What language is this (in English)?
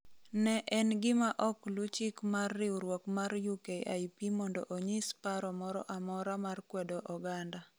Luo (Kenya and Tanzania)